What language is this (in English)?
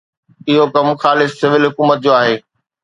Sindhi